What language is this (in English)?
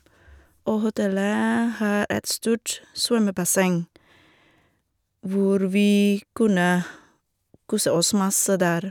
Norwegian